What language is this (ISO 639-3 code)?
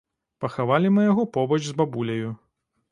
bel